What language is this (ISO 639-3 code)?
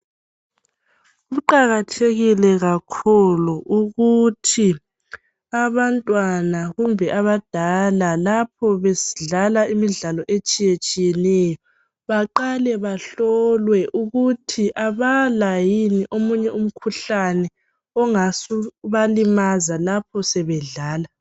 nde